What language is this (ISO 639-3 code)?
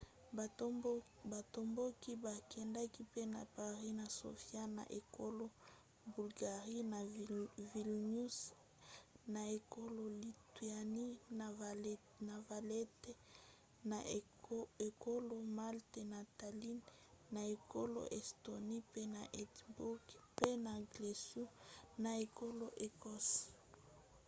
lin